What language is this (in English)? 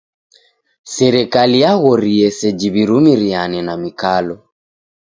Taita